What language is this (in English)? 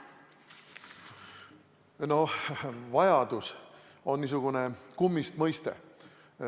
Estonian